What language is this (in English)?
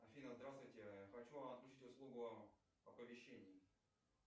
Russian